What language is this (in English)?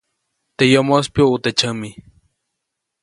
Copainalá Zoque